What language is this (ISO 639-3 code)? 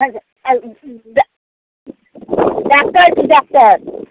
mai